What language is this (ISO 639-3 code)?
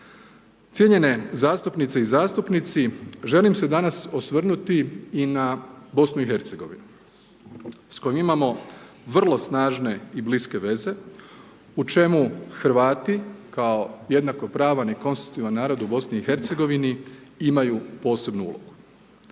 hrv